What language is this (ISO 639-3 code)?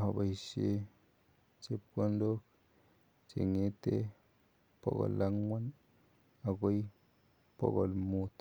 kln